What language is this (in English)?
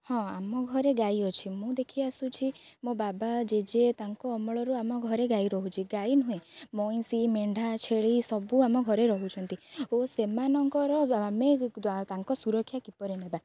Odia